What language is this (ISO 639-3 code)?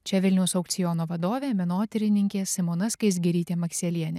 lit